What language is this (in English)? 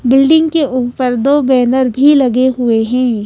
Hindi